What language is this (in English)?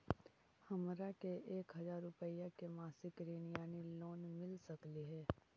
Magahi